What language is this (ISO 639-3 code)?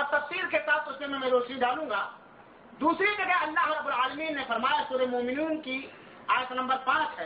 urd